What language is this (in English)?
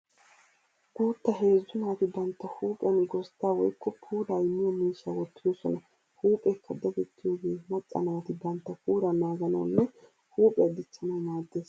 Wolaytta